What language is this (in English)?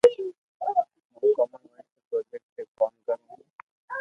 Loarki